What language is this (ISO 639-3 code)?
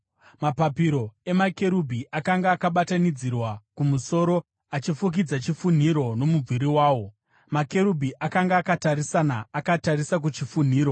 sna